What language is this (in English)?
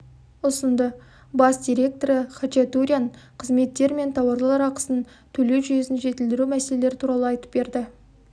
Kazakh